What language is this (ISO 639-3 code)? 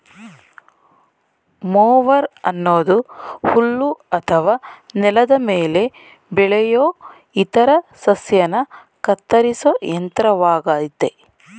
kan